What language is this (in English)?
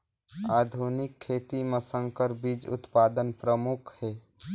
Chhattisgarhi